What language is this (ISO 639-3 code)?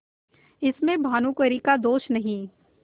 hin